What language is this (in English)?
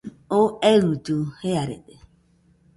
Nüpode Huitoto